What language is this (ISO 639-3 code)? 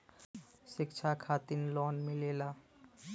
bho